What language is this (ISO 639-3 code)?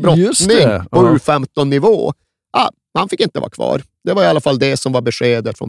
swe